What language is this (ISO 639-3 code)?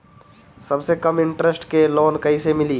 bho